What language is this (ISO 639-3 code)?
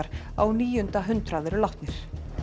isl